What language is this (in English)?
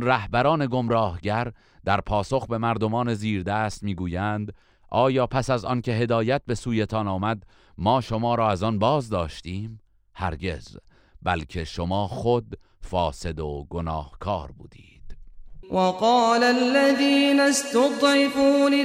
Persian